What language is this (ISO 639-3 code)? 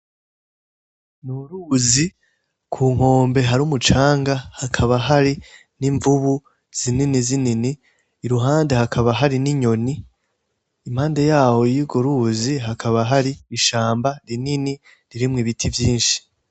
run